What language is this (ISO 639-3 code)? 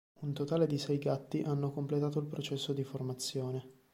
ita